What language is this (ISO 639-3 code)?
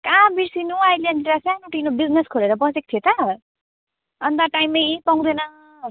nep